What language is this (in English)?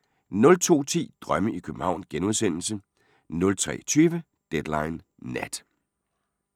Danish